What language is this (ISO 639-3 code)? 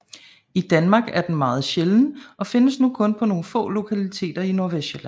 dan